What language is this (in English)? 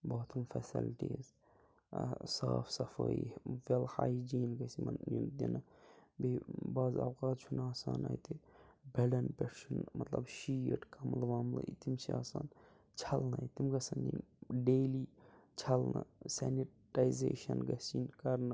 Kashmiri